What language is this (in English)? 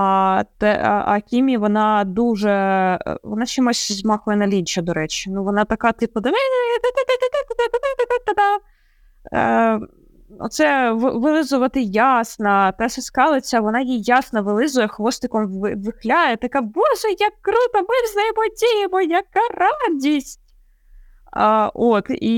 Ukrainian